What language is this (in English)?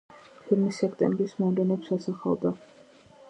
Georgian